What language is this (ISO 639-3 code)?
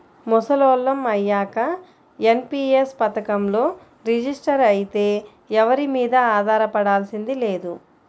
tel